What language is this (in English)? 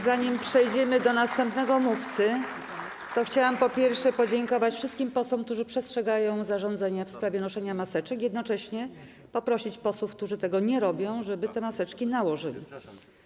Polish